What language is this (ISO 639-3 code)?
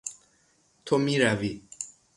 fas